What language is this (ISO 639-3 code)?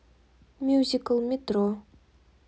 rus